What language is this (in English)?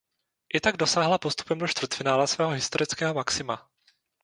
Czech